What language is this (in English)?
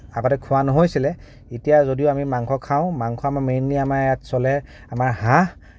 Assamese